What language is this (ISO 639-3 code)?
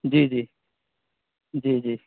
urd